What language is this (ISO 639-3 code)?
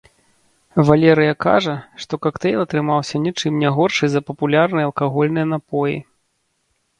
bel